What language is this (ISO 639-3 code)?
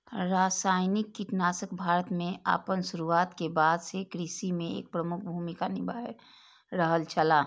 mai